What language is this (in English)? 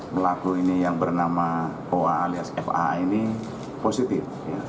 Indonesian